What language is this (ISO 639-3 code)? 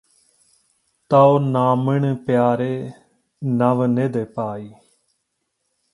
pan